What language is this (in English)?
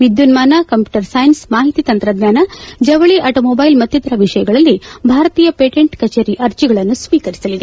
Kannada